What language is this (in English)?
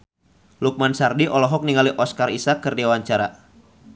Sundanese